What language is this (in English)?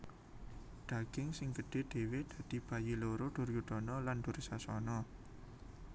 Javanese